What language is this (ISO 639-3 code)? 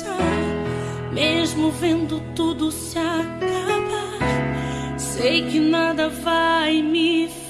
por